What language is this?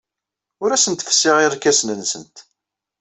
Kabyle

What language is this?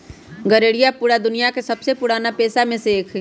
Magahi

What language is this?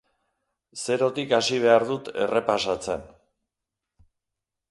Basque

